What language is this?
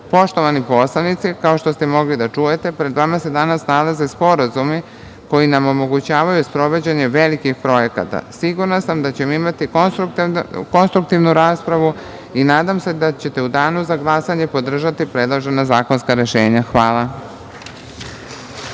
Serbian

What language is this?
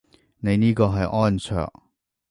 Cantonese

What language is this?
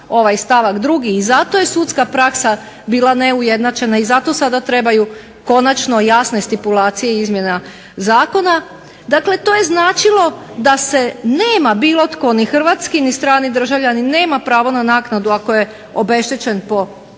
Croatian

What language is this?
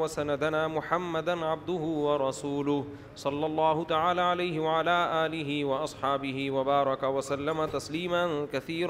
Urdu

